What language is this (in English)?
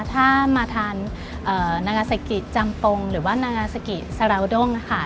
Thai